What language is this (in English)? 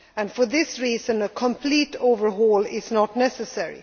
English